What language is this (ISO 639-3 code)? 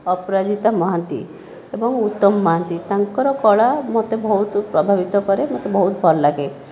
ori